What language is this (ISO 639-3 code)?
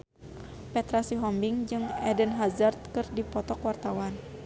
sun